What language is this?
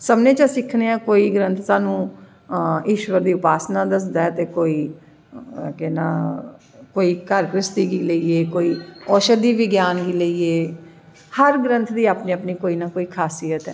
Dogri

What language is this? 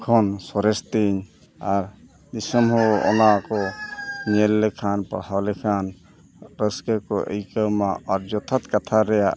Santali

